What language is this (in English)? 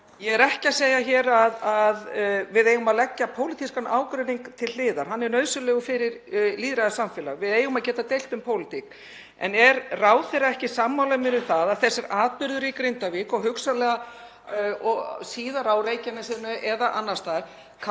Icelandic